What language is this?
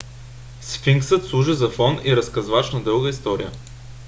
Bulgarian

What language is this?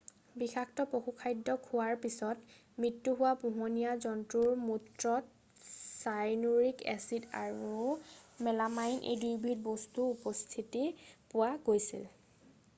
Assamese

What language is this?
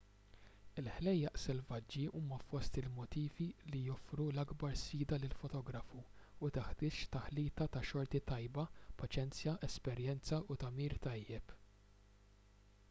Maltese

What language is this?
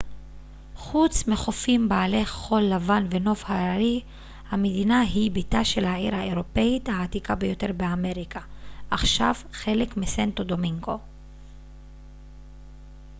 Hebrew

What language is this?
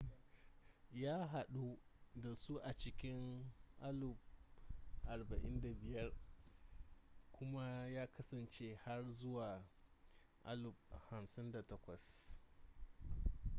Hausa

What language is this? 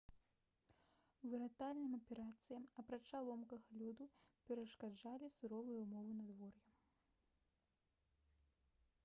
Belarusian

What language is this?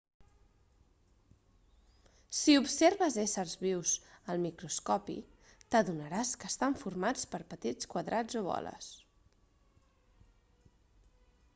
Catalan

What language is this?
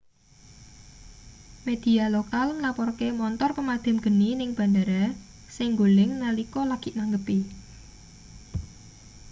Javanese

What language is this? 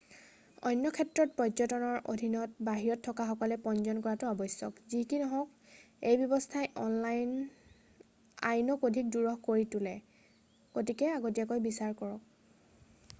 Assamese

